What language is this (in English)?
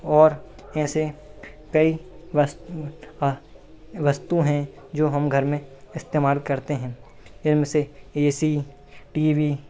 Hindi